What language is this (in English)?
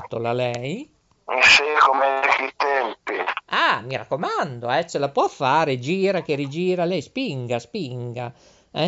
Italian